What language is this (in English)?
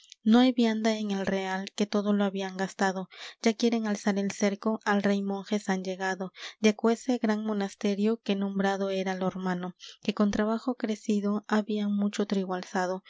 Spanish